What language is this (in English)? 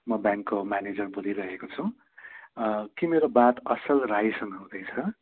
Nepali